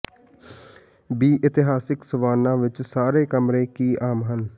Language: Punjabi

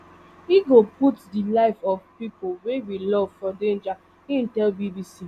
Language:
Nigerian Pidgin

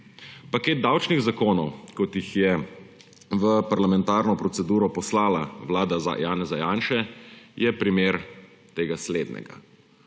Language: Slovenian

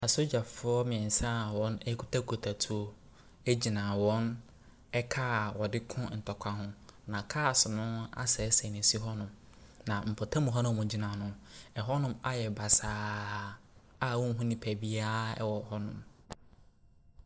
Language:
Akan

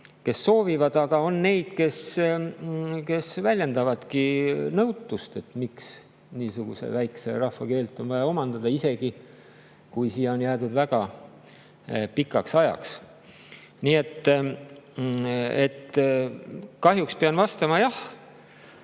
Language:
Estonian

